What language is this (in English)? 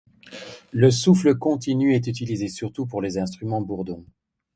French